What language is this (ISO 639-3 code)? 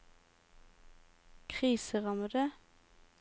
nor